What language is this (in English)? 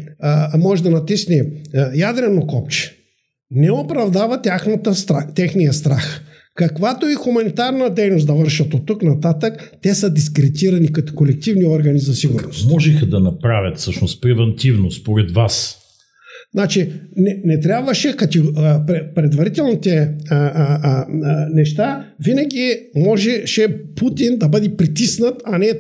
Bulgarian